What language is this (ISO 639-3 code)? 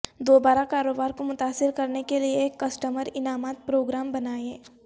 urd